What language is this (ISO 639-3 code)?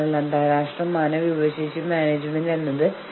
mal